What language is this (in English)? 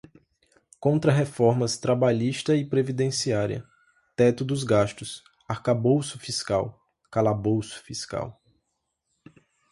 Portuguese